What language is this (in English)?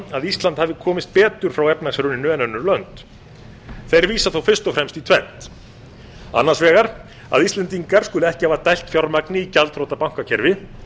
Icelandic